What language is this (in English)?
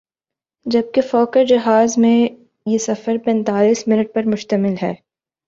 Urdu